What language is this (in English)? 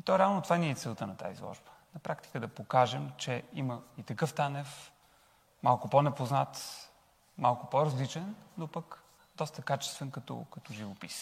Bulgarian